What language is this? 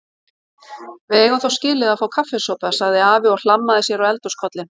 Icelandic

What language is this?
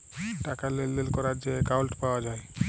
Bangla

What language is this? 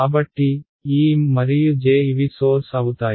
Telugu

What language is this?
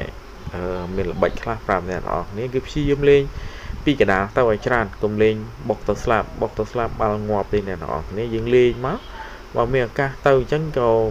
Thai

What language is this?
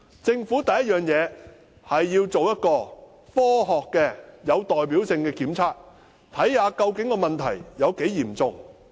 Cantonese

